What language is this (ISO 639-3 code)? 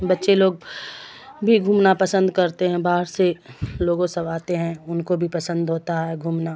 urd